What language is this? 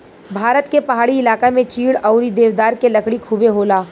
Bhojpuri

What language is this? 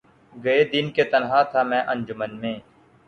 Urdu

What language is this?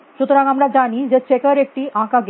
Bangla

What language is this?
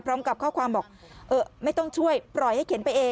Thai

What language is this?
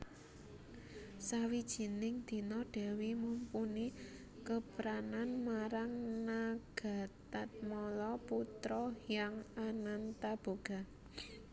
Javanese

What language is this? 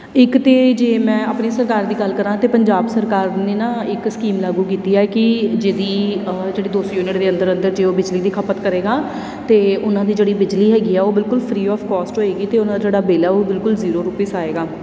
Punjabi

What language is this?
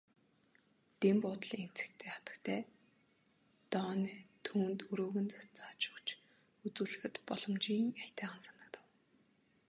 Mongolian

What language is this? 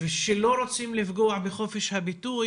Hebrew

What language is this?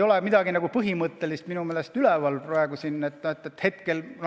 Estonian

